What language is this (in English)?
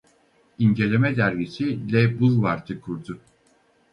Turkish